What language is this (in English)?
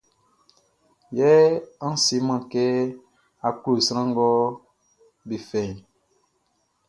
Baoulé